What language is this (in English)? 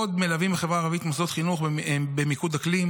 Hebrew